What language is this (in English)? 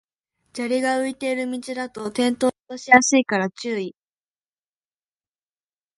Japanese